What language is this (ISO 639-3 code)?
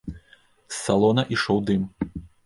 bel